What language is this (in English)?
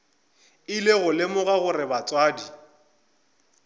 Northern Sotho